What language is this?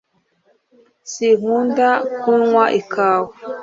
Kinyarwanda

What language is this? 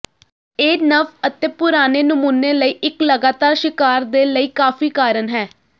Punjabi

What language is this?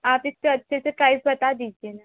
Hindi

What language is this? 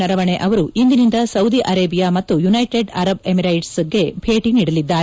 Kannada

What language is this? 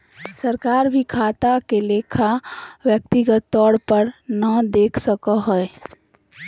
Magahi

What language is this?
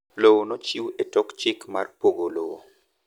Luo (Kenya and Tanzania)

